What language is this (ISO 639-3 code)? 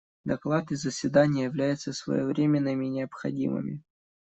rus